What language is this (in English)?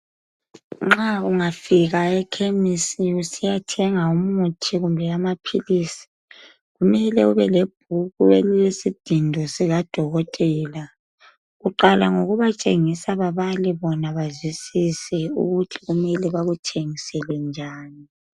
North Ndebele